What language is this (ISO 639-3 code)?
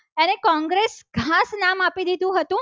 guj